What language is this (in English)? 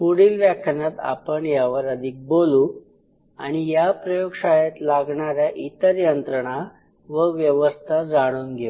Marathi